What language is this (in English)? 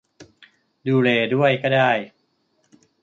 Thai